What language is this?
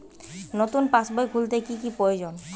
Bangla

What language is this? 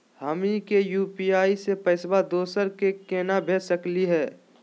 Magahi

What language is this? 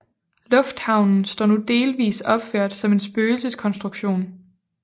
Danish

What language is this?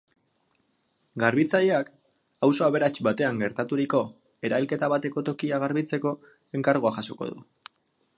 Basque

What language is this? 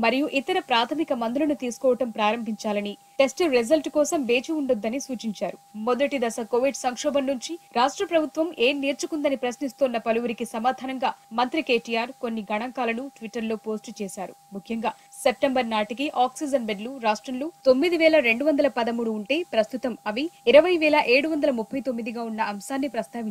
Hindi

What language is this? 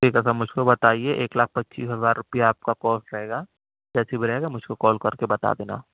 Urdu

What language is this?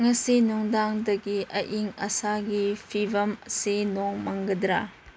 Manipuri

